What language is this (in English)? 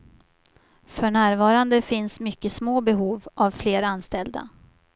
Swedish